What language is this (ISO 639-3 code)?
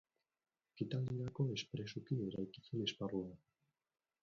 eus